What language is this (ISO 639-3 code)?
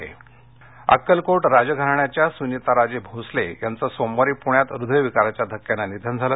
mar